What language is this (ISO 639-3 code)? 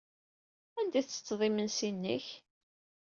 kab